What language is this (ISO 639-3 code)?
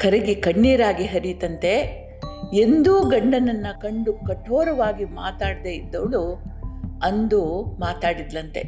kan